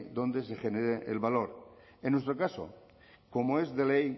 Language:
Spanish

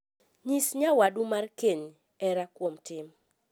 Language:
Luo (Kenya and Tanzania)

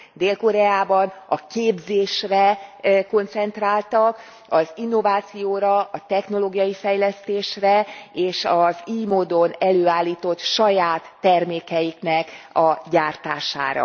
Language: Hungarian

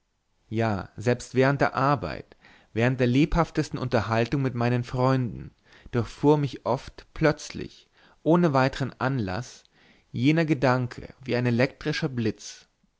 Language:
German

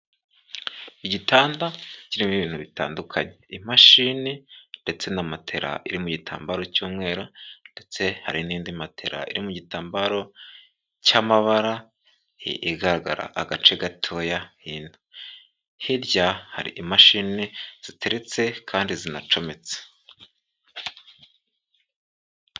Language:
Kinyarwanda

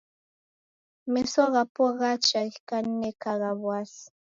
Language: Taita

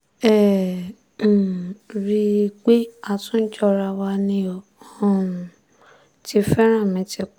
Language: Yoruba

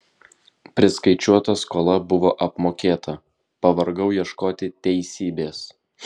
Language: Lithuanian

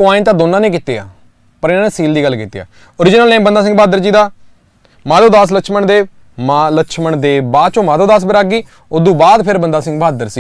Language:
Hindi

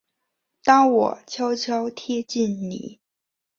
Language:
Chinese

